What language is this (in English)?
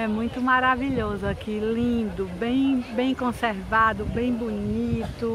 Portuguese